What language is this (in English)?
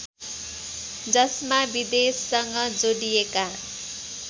Nepali